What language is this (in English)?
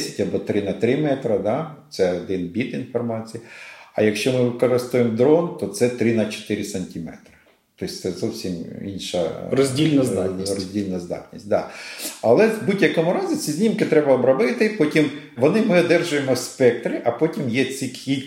Ukrainian